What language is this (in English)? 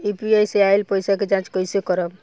Bhojpuri